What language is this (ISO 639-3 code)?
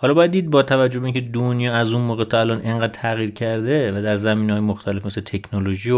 fas